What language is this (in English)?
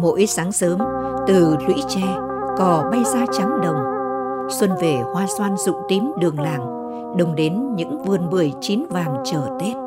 Vietnamese